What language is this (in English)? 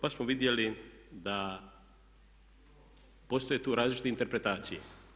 Croatian